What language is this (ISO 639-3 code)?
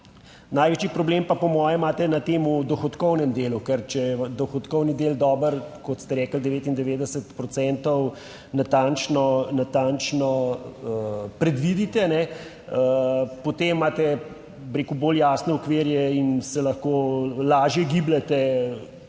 slv